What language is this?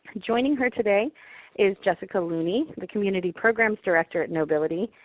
English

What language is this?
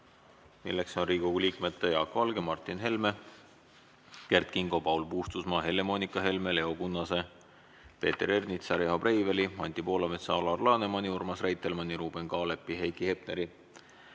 Estonian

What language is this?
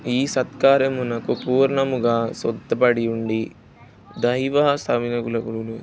Telugu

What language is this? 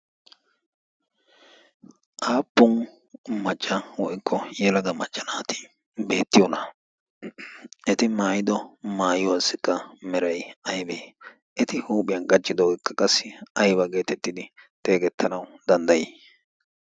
Wolaytta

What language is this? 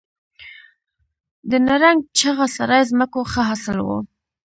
Pashto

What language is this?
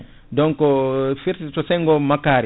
Fula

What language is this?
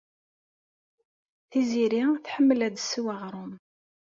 Kabyle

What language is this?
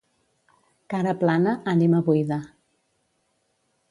Catalan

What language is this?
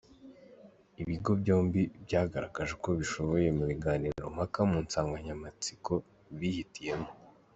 Kinyarwanda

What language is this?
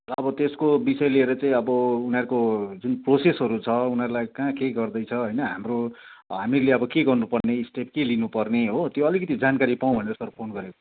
Nepali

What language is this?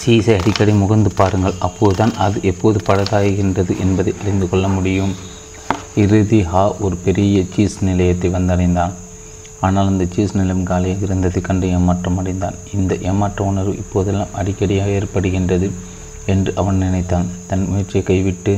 Tamil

